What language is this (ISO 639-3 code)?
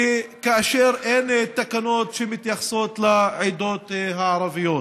heb